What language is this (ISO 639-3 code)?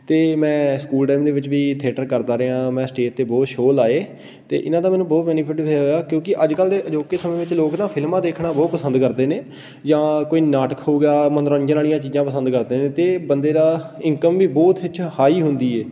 pan